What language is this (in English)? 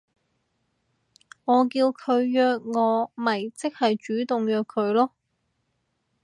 Cantonese